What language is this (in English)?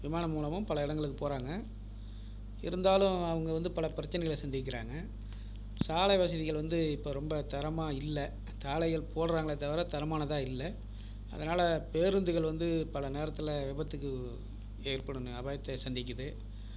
Tamil